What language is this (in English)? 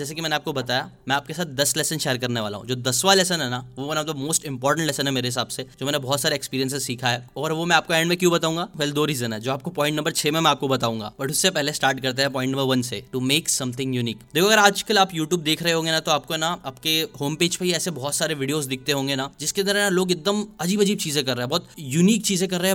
Hindi